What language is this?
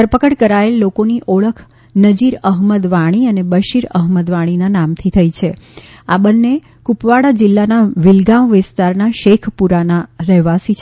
Gujarati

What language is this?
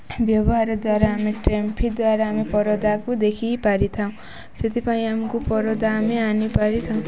Odia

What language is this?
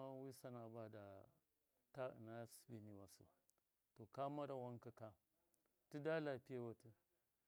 Miya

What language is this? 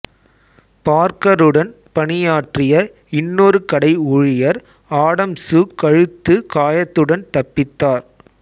Tamil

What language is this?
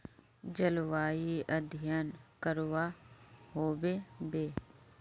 Magahi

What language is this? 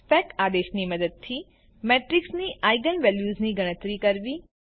Gujarati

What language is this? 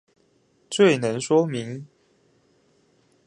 Chinese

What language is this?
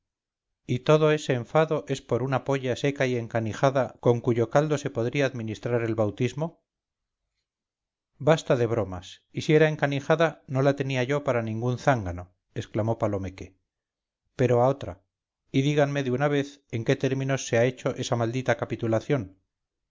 Spanish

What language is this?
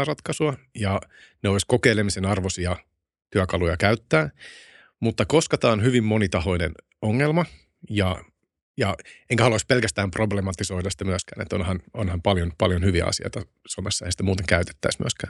Finnish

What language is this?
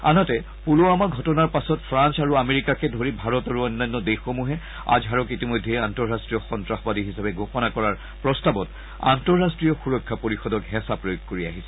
Assamese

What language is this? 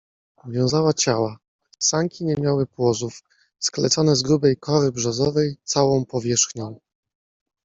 Polish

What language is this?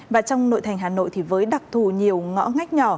Vietnamese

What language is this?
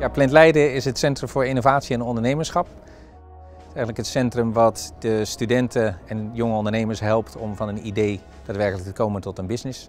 Dutch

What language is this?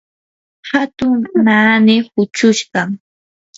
Yanahuanca Pasco Quechua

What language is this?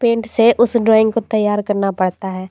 Hindi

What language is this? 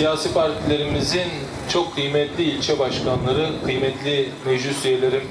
Turkish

